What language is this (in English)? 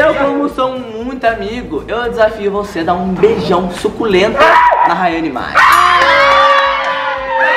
Portuguese